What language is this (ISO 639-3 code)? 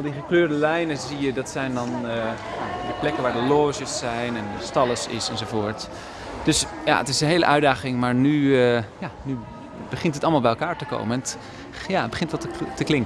nld